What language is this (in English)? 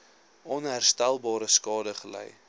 Afrikaans